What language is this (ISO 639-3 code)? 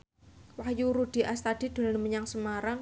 jav